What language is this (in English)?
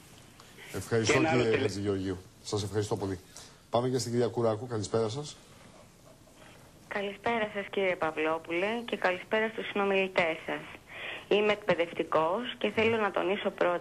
Greek